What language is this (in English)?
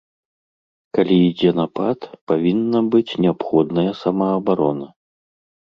Belarusian